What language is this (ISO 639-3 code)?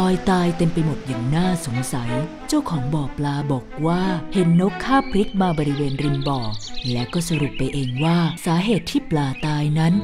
tha